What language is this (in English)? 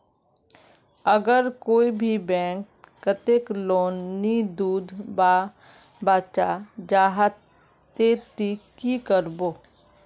Magahi